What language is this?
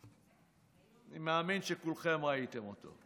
Hebrew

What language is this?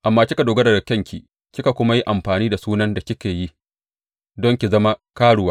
Hausa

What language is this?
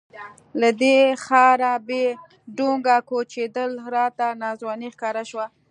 Pashto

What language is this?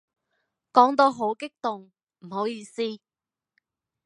Cantonese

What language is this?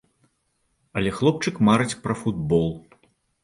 Belarusian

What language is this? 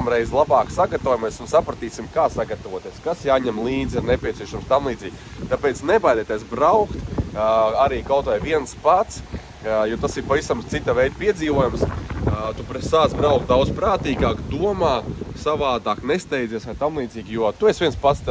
Latvian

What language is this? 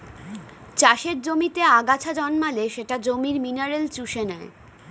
Bangla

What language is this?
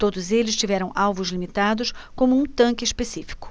Portuguese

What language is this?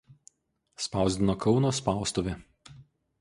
Lithuanian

